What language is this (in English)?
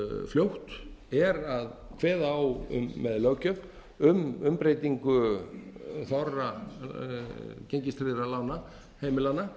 Icelandic